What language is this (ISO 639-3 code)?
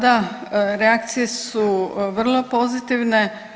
hrv